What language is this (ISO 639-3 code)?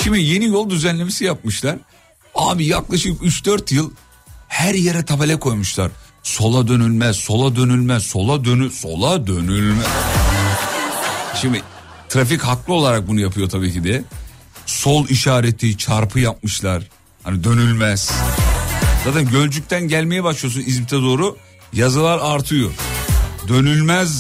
tur